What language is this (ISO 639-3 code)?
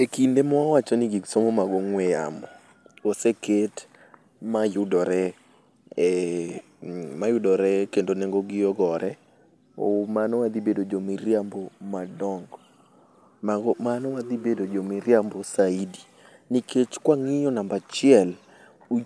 luo